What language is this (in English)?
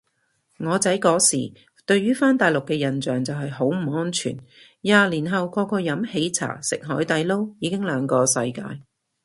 Cantonese